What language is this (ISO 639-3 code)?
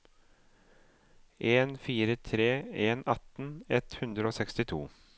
nor